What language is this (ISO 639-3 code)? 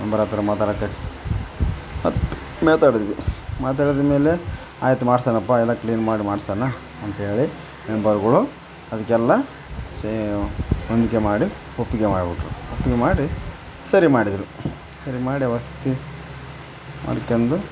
kan